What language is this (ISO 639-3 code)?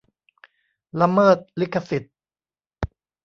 tha